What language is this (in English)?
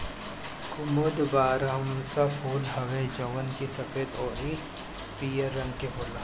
Bhojpuri